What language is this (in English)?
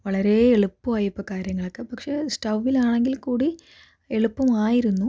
Malayalam